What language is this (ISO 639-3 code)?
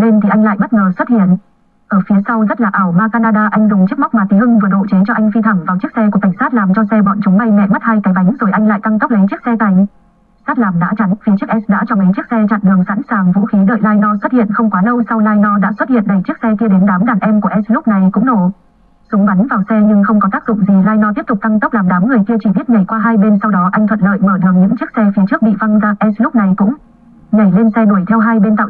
vie